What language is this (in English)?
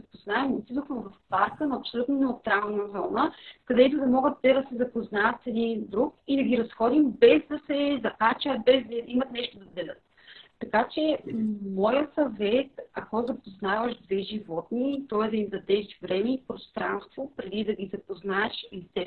Bulgarian